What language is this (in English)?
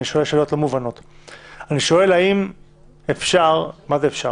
Hebrew